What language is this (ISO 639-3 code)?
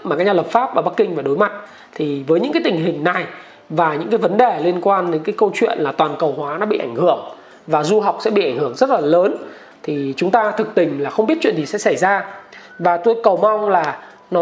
vie